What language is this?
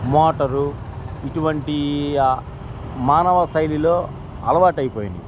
Telugu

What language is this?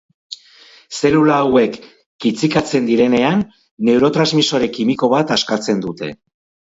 Basque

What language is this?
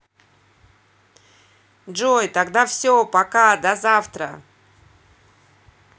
Russian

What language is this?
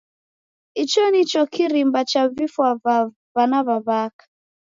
Taita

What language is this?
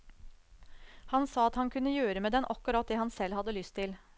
Norwegian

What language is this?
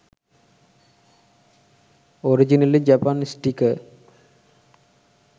Sinhala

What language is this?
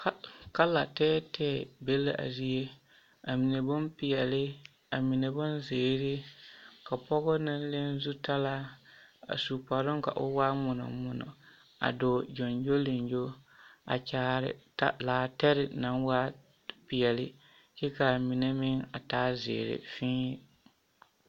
Southern Dagaare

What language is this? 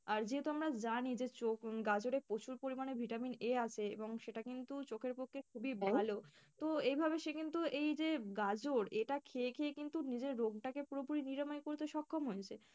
Bangla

